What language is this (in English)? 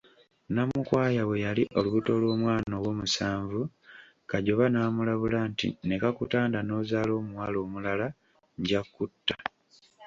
Ganda